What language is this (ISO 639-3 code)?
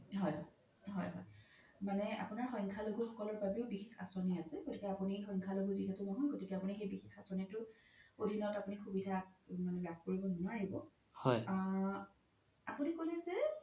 asm